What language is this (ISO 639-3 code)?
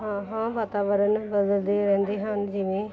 pan